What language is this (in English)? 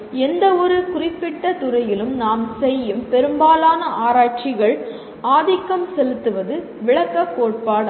Tamil